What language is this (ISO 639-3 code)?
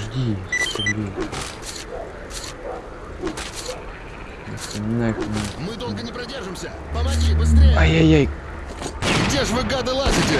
rus